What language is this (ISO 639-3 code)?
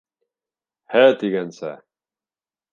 bak